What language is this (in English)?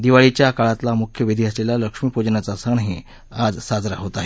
Marathi